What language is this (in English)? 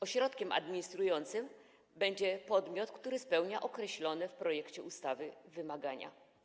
Polish